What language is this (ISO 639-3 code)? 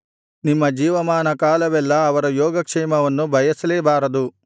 kan